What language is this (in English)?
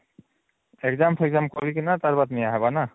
Odia